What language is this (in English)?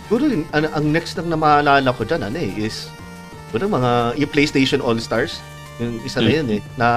Filipino